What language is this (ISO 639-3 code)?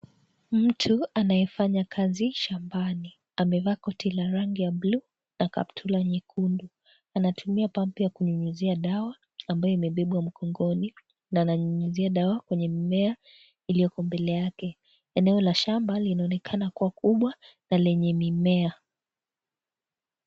swa